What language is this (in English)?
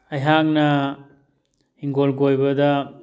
Manipuri